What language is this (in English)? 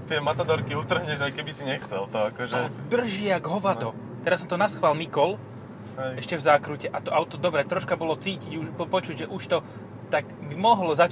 Slovak